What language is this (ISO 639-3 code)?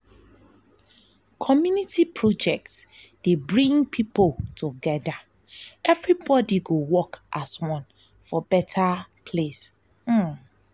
pcm